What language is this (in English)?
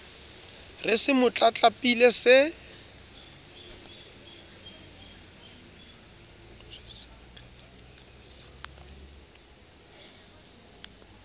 Southern Sotho